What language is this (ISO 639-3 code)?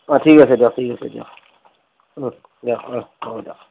asm